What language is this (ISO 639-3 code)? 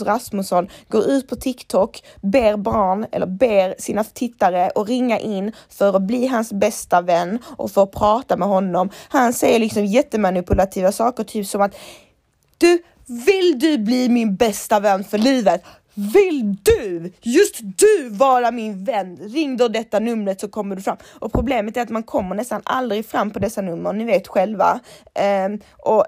swe